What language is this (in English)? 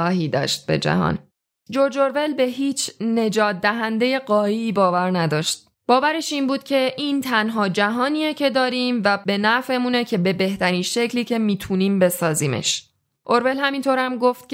Persian